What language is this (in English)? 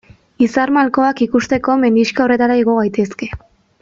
Basque